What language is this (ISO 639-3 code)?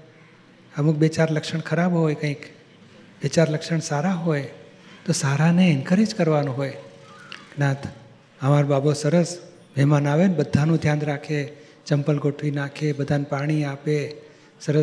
guj